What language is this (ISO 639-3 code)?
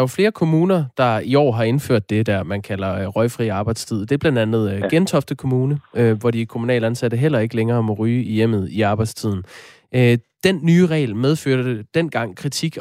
dan